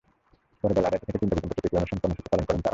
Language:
Bangla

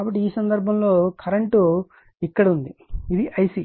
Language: Telugu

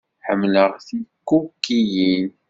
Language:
Kabyle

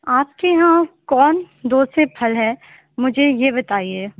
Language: Urdu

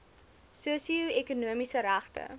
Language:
Afrikaans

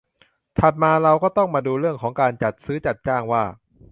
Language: Thai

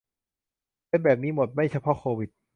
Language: Thai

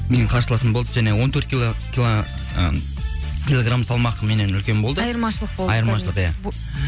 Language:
Kazakh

